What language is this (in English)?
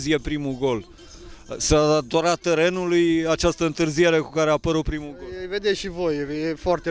Romanian